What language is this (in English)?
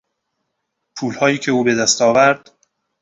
Persian